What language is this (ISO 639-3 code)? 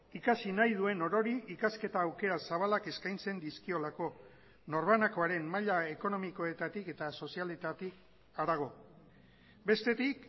eus